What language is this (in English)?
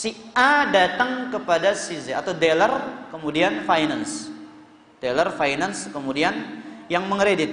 Indonesian